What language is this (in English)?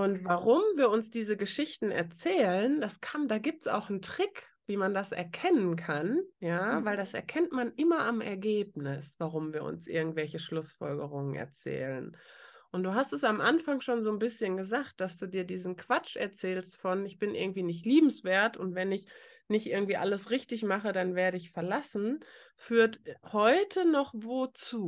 German